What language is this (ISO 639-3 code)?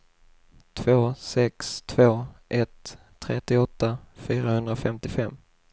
swe